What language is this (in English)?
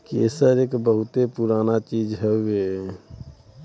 Bhojpuri